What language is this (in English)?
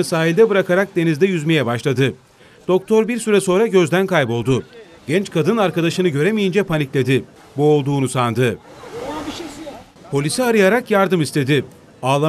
Turkish